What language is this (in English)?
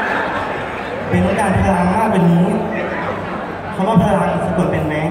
Thai